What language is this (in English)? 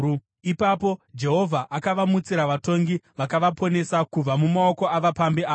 Shona